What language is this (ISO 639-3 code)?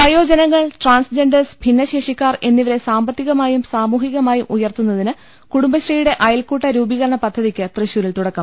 mal